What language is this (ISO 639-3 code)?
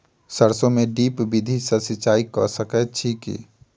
mai